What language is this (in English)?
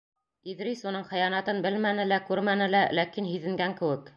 Bashkir